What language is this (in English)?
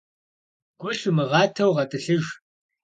Kabardian